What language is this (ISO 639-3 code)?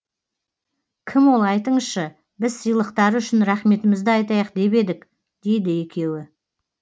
kaz